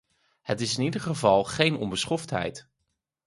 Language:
Dutch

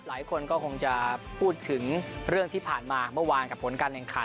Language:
Thai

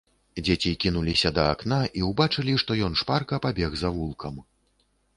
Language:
Belarusian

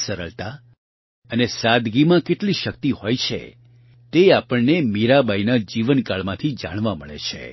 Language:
Gujarati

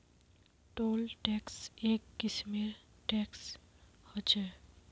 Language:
Magahi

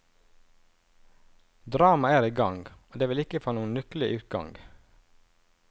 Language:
Norwegian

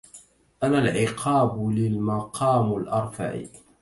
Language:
Arabic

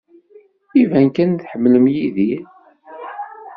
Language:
Kabyle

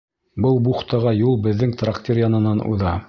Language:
Bashkir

